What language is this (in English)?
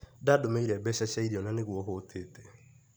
Kikuyu